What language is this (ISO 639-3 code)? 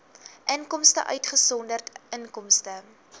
afr